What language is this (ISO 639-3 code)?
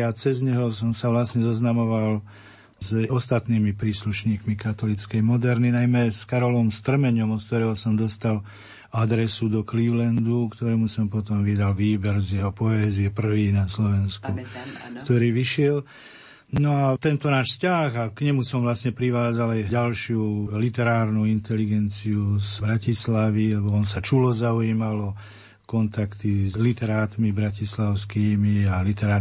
slk